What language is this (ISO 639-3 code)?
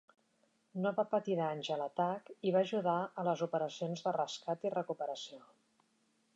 cat